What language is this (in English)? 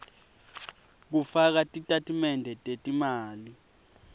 Swati